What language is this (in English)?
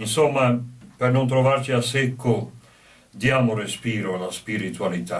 Italian